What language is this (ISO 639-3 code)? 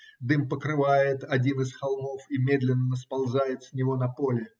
rus